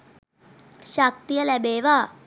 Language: Sinhala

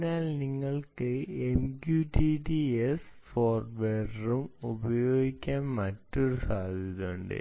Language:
Malayalam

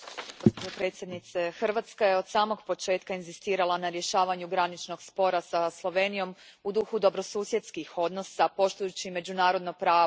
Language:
Croatian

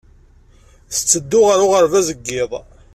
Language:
Kabyle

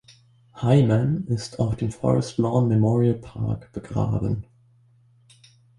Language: German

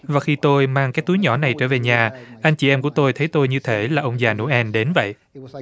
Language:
Vietnamese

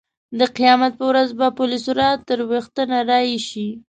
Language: Pashto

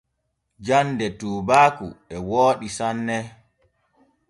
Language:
Borgu Fulfulde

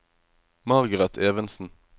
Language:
Norwegian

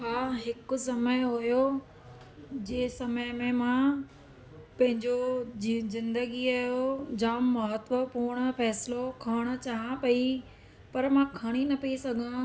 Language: Sindhi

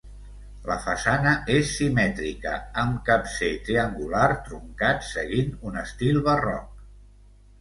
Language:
Catalan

